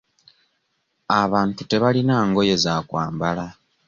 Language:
Ganda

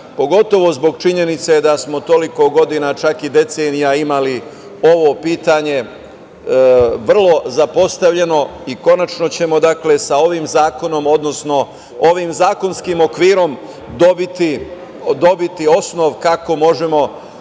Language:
Serbian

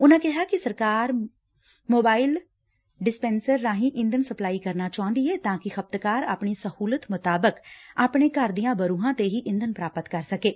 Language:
Punjabi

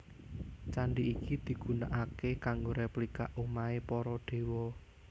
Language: Javanese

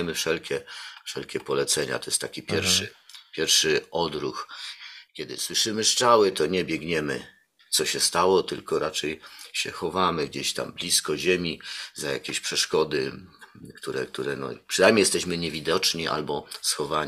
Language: Polish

